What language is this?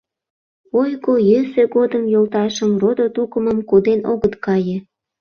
Mari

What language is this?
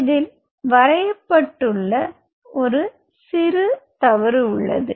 Tamil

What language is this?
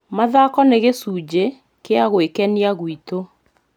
Kikuyu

